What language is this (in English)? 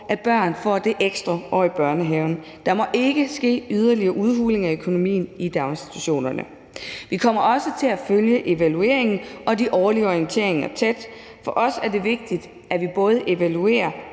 Danish